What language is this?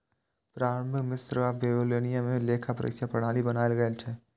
Maithili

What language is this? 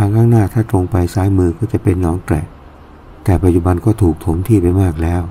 Thai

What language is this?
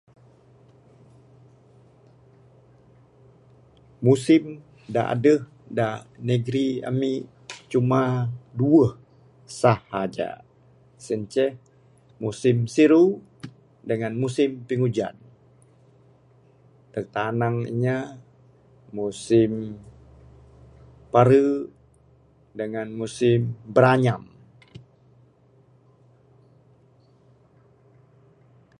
Bukar-Sadung Bidayuh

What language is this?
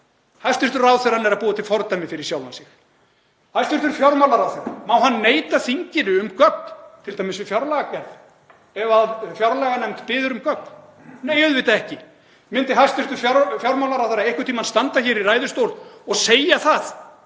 Icelandic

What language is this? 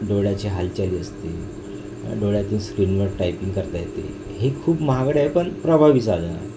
Marathi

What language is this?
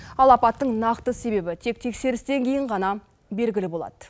Kazakh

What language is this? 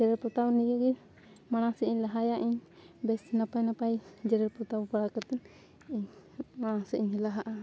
Santali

